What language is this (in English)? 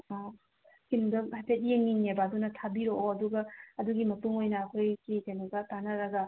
Manipuri